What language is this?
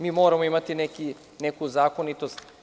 Serbian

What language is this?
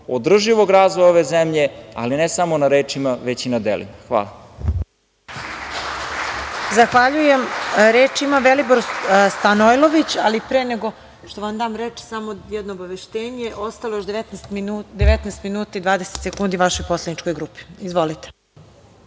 Serbian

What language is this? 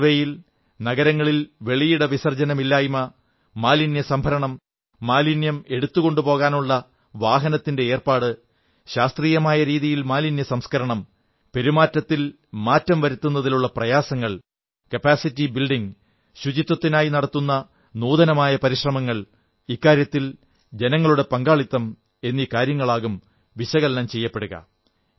Malayalam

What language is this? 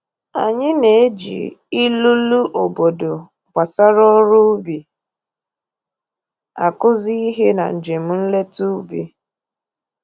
Igbo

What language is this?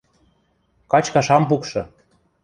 Western Mari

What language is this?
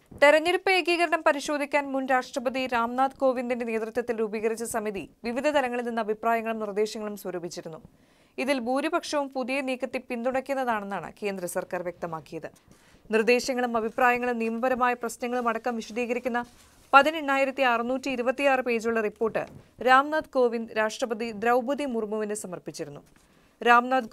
Malayalam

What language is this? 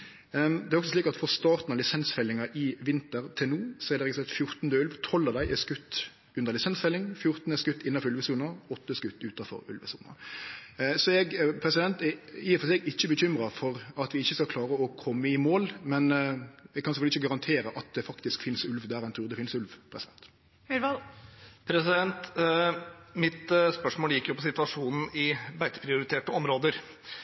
Norwegian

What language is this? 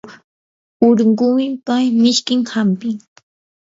Yanahuanca Pasco Quechua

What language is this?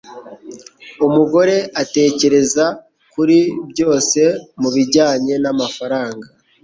Kinyarwanda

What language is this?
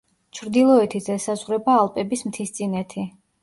Georgian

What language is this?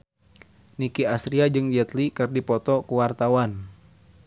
Sundanese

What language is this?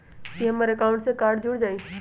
Magahi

